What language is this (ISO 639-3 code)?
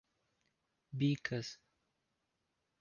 por